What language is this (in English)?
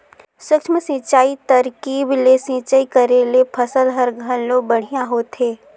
Chhattisgarhi